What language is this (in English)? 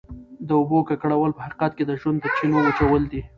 Pashto